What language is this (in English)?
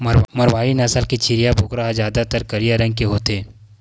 Chhattisgarhi